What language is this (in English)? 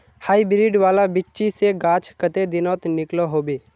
Magahi